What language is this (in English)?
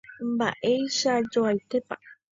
Guarani